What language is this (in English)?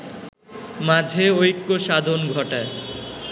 Bangla